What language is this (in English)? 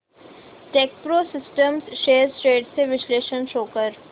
Marathi